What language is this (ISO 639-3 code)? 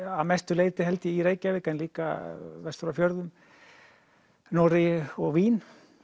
isl